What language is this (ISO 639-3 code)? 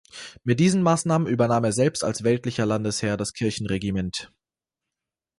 deu